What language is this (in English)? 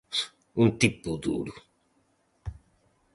Galician